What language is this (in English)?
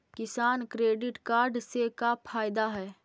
Magahi